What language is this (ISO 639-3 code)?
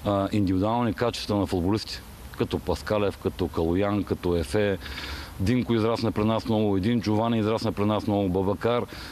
bul